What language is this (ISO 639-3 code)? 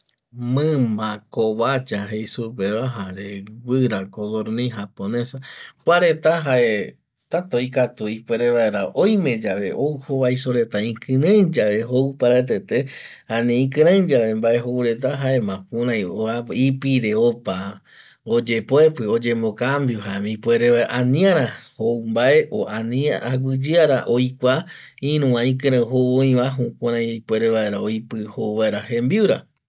gui